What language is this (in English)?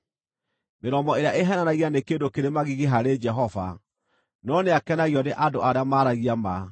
Kikuyu